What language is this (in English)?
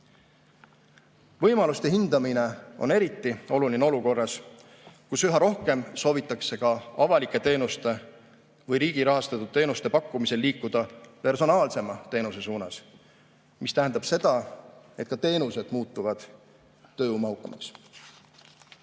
Estonian